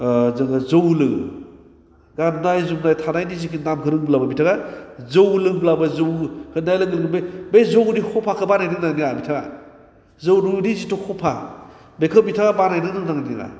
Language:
Bodo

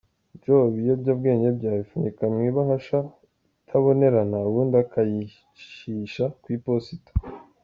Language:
Kinyarwanda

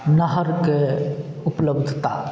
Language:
Maithili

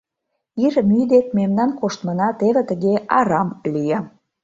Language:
Mari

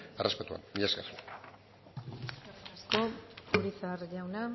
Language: Basque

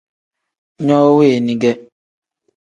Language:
Tem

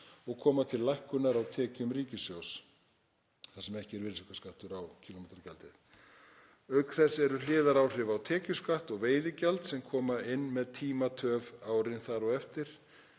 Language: Icelandic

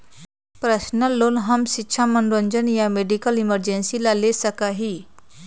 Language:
Magahi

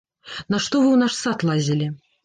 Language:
Belarusian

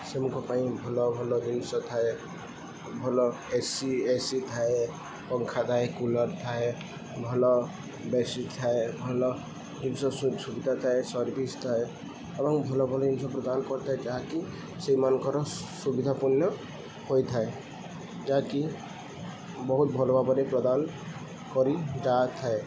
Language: Odia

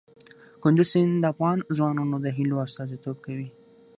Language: Pashto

